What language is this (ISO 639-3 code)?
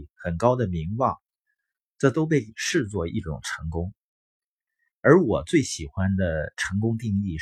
zho